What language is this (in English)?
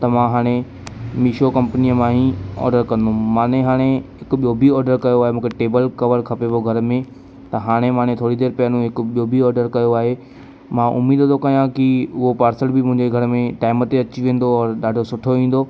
Sindhi